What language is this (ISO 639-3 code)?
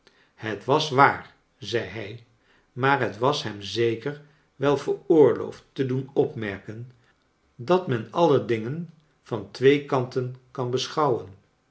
nld